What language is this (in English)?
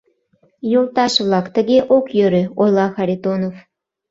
Mari